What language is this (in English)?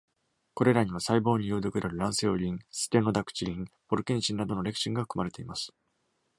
Japanese